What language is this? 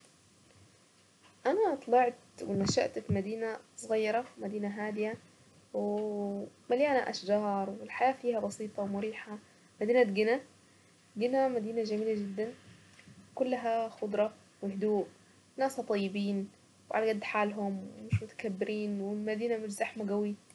Saidi Arabic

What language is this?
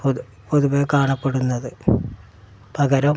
Malayalam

